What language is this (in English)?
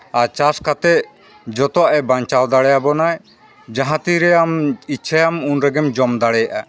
Santali